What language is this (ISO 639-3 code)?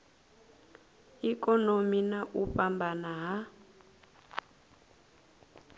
ven